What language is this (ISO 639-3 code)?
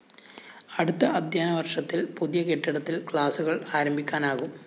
mal